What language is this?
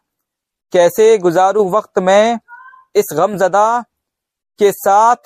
Hindi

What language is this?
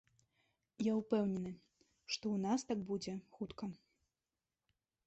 Belarusian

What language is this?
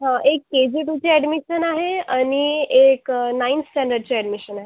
Marathi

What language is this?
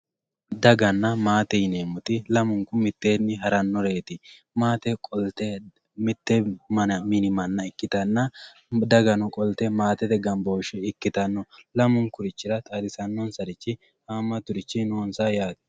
Sidamo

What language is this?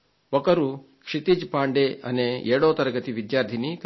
Telugu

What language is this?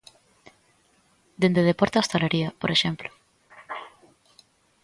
Galician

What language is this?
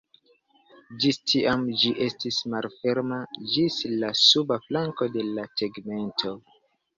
Esperanto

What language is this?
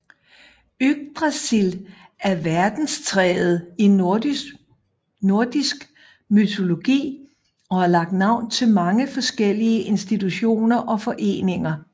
Danish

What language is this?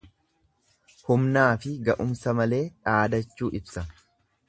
Oromo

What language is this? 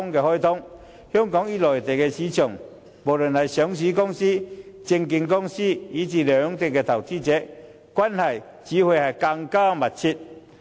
Cantonese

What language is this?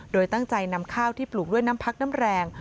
Thai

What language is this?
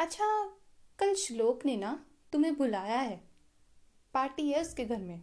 Hindi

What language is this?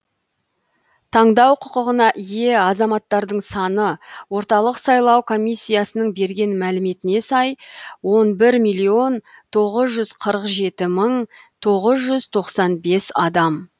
Kazakh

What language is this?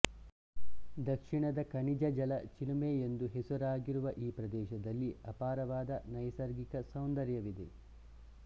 Kannada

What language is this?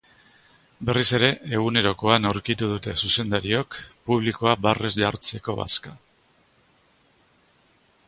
Basque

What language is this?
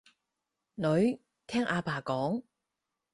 Cantonese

